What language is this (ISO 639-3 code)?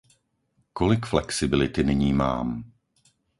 ces